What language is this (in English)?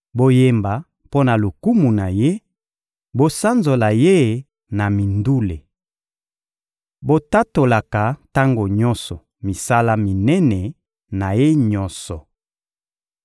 Lingala